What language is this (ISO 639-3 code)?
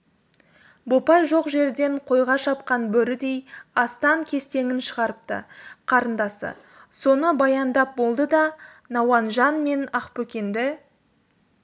kaz